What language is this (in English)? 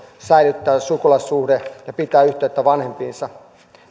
Finnish